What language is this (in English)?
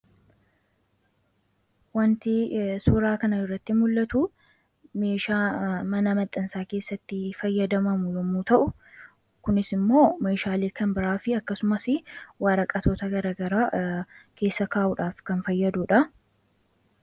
Oromo